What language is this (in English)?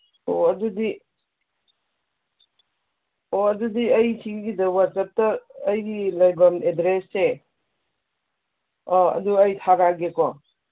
Manipuri